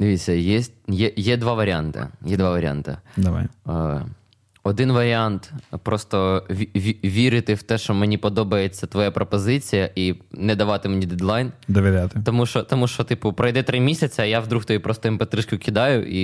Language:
Ukrainian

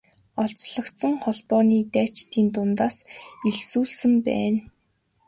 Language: Mongolian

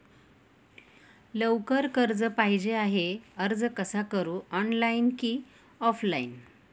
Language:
Marathi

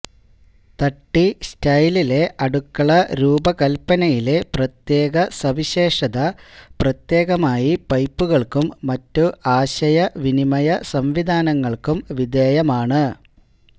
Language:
Malayalam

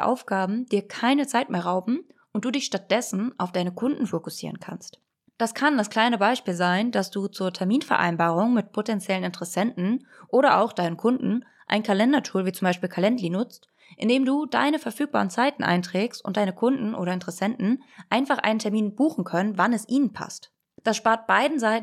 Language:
German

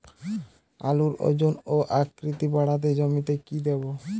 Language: Bangla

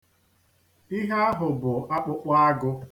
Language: Igbo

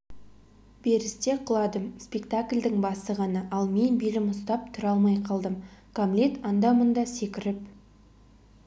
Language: Kazakh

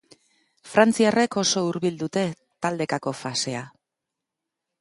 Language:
Basque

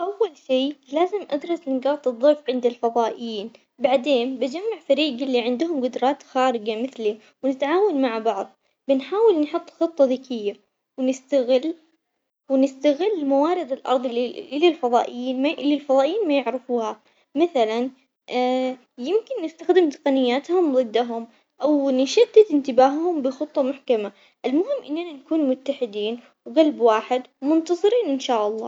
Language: Omani Arabic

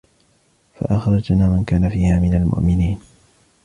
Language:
Arabic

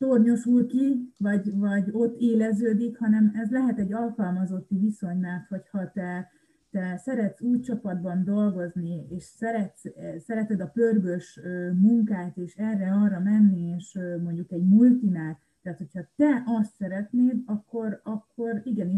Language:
Hungarian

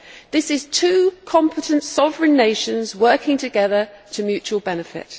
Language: English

